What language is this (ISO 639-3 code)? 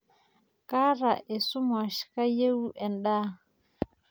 mas